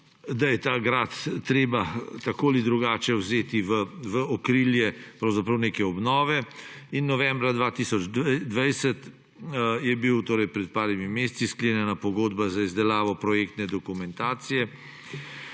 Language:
Slovenian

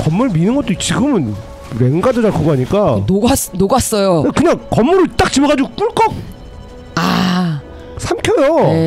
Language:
Korean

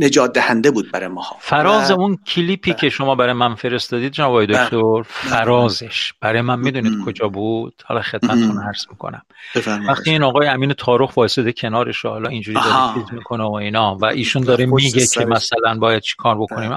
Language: Persian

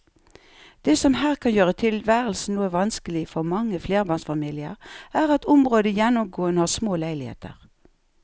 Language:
Norwegian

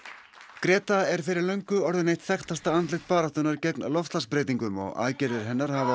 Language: Icelandic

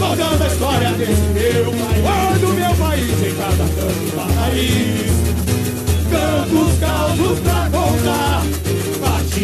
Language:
Portuguese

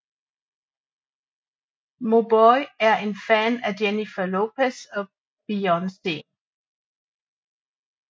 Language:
Danish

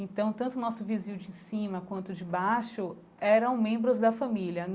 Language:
Portuguese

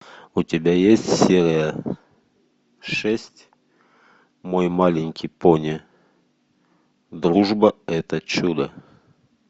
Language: Russian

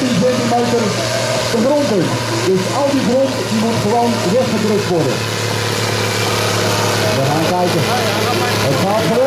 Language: Dutch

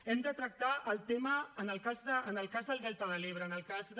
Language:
Catalan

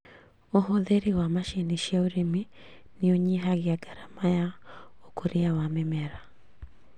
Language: Kikuyu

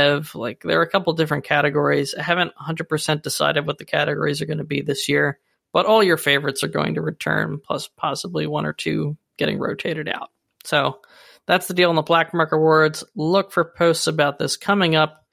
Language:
English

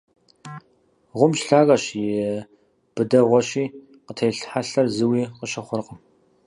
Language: Kabardian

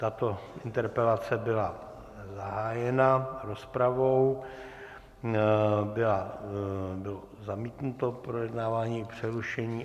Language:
Czech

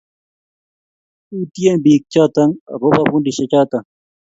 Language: Kalenjin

